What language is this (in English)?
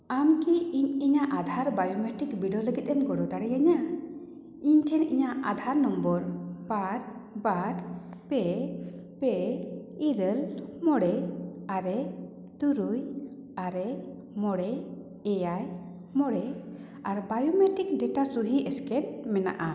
Santali